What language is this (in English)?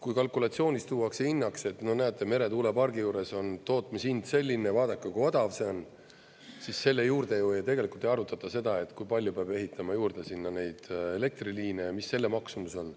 Estonian